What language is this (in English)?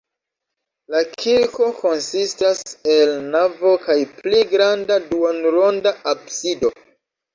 Esperanto